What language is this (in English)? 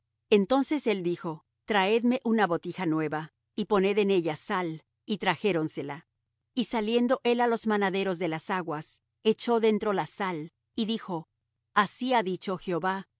Spanish